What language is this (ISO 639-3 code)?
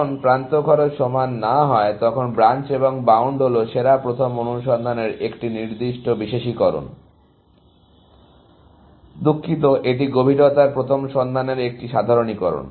ben